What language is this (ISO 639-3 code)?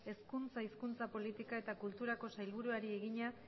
eus